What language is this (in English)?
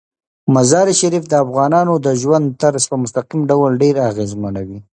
Pashto